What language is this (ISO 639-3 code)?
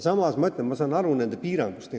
est